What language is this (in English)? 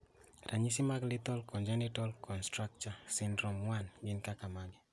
Luo (Kenya and Tanzania)